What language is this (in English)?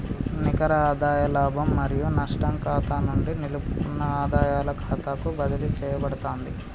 Telugu